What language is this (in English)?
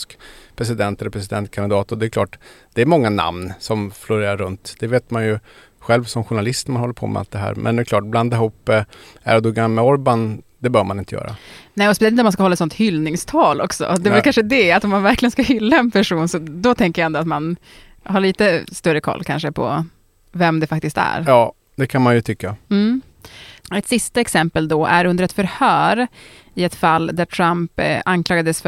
Swedish